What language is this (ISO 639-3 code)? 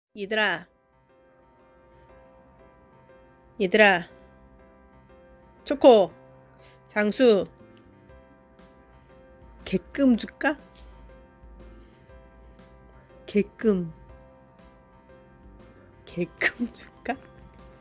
kor